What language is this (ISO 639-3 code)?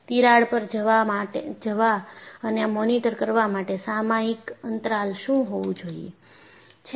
guj